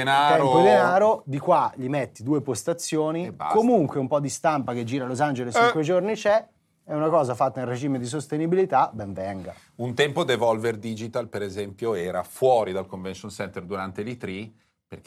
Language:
Italian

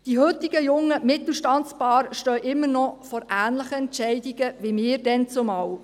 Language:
Swiss German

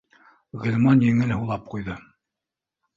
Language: Bashkir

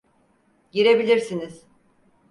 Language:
Turkish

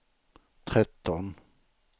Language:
Swedish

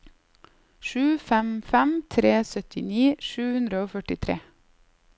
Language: Norwegian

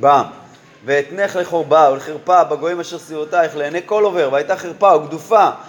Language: Hebrew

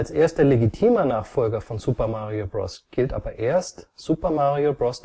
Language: German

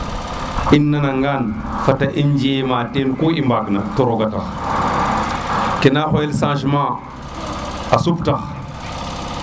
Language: Serer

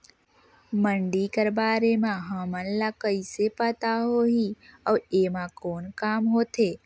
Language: Chhattisgarhi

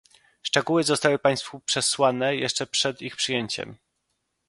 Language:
Polish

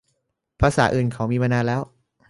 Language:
Thai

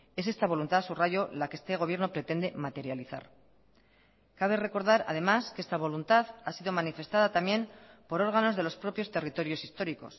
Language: Spanish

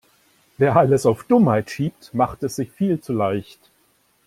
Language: German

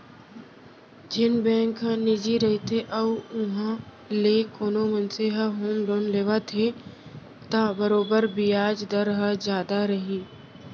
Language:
Chhattisgarhi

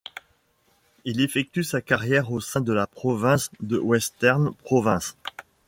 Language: French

